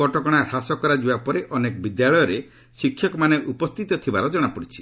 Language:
Odia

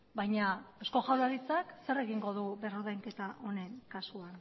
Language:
Basque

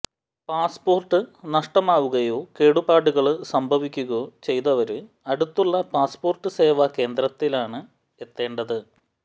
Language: Malayalam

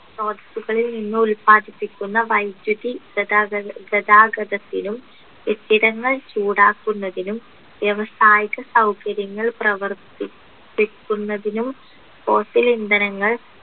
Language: Malayalam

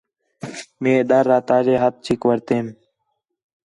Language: Khetrani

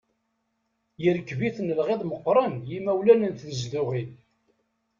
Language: Kabyle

